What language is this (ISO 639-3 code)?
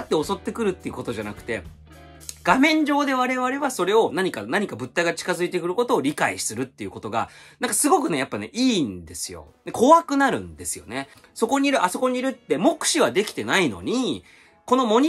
jpn